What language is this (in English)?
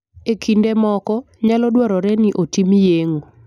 Luo (Kenya and Tanzania)